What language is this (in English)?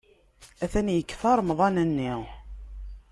Kabyle